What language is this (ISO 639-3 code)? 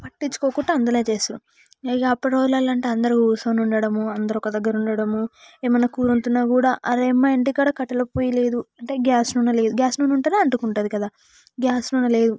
tel